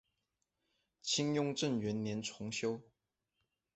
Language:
Chinese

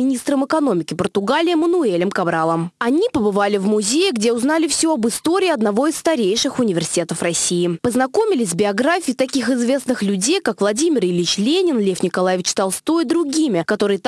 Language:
Russian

